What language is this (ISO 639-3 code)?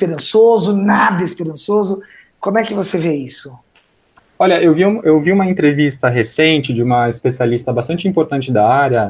por